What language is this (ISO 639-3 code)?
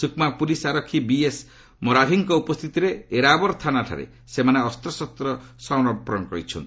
ori